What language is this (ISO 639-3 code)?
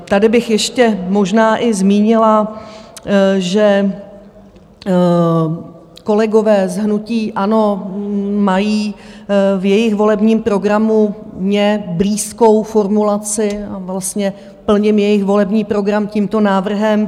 ces